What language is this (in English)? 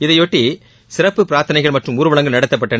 Tamil